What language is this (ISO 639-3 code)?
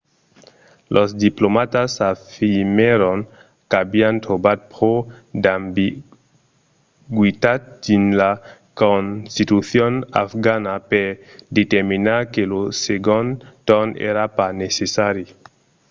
oci